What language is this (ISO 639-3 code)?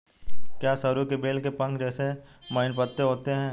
hin